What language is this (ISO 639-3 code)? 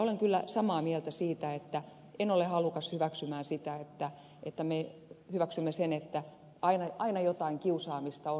fin